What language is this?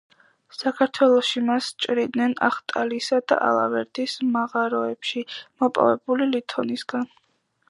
Georgian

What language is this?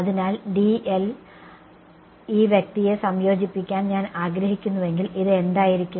Malayalam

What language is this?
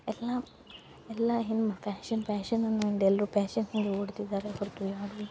Kannada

